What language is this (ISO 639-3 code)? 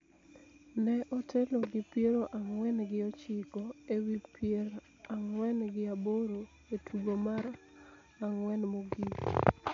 luo